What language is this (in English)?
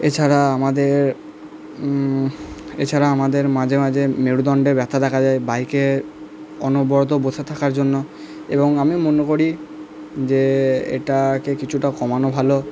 Bangla